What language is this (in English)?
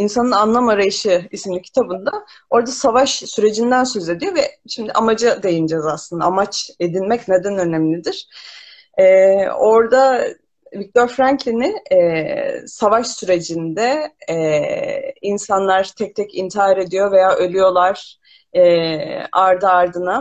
Turkish